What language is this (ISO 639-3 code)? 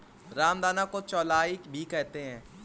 hin